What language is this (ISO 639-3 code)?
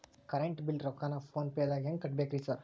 kan